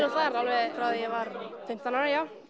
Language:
Icelandic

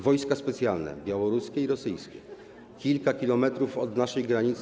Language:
Polish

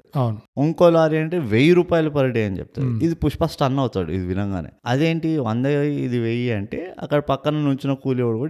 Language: Telugu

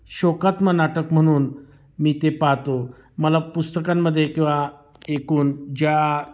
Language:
Marathi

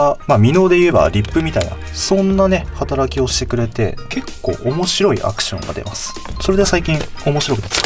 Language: Japanese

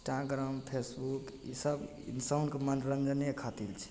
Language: Maithili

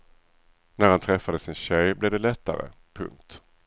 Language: Swedish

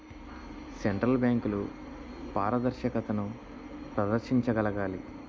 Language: Telugu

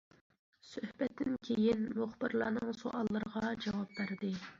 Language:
Uyghur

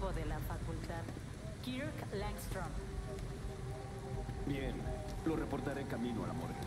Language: Spanish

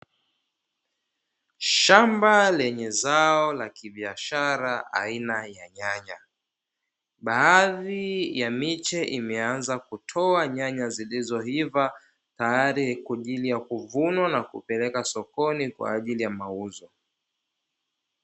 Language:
Swahili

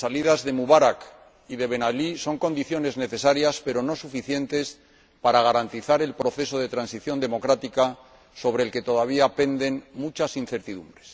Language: Spanish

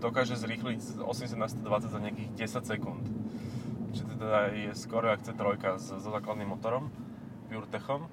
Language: Slovak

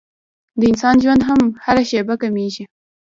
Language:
Pashto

